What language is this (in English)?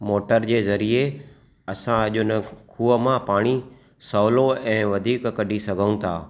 Sindhi